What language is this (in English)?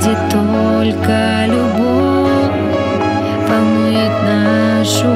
Russian